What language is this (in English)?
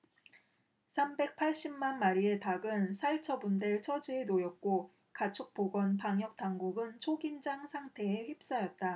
Korean